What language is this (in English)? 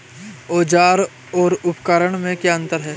Hindi